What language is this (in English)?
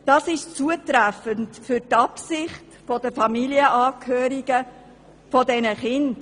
Swiss German